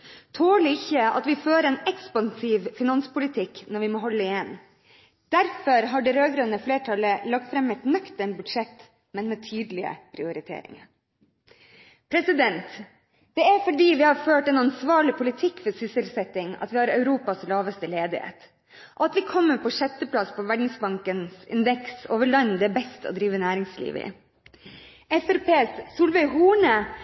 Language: Norwegian Bokmål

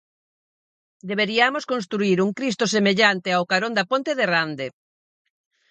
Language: Galician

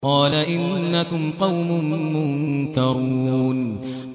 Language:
Arabic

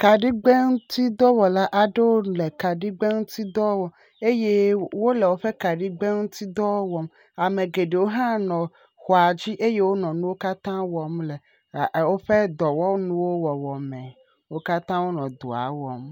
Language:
Ewe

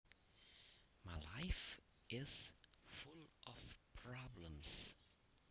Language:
Javanese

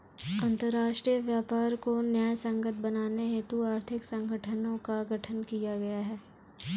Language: Hindi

